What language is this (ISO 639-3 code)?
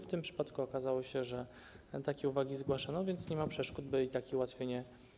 pol